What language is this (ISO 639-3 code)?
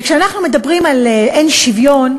heb